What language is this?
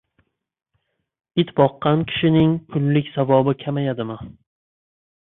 Uzbek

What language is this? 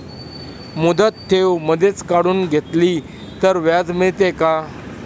Marathi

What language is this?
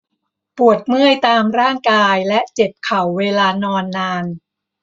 Thai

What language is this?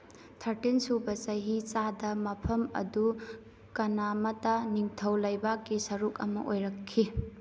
Manipuri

